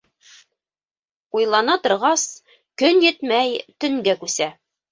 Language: Bashkir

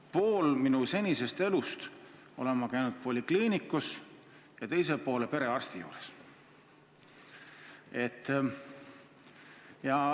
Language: Estonian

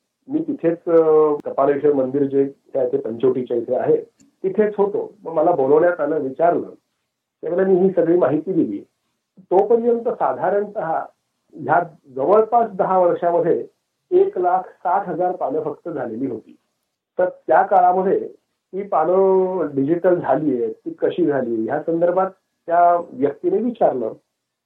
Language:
Marathi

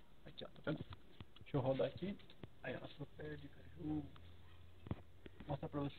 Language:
Portuguese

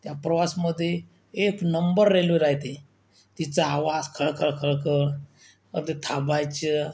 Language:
Marathi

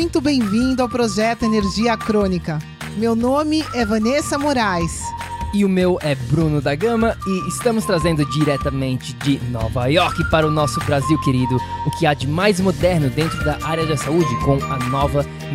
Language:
Portuguese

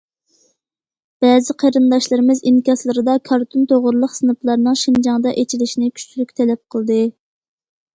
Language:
Uyghur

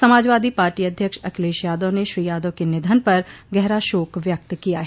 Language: Hindi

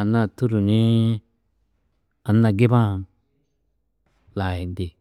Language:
Tedaga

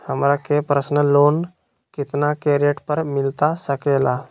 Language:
Magahi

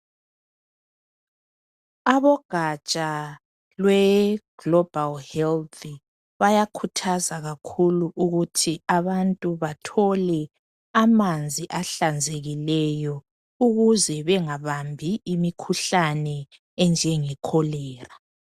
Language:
North Ndebele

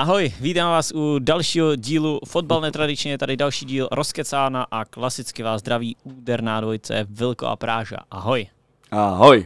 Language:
Czech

